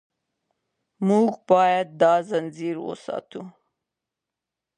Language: Pashto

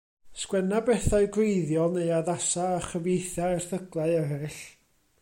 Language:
Welsh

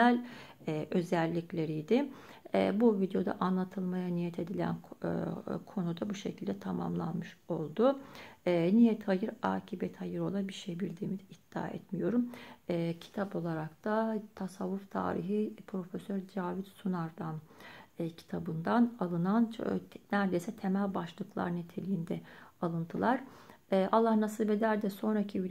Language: Turkish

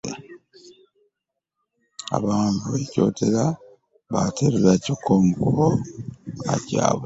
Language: Ganda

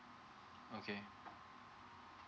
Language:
English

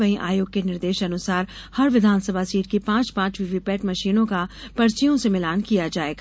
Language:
Hindi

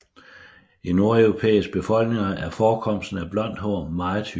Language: Danish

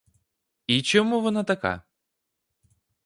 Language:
Ukrainian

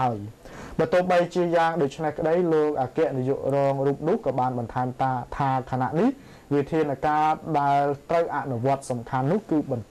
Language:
Thai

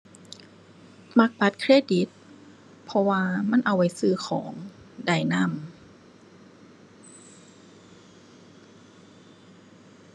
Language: Thai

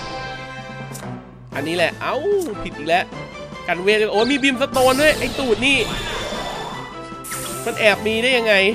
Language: Thai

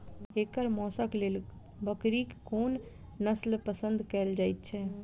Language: Maithili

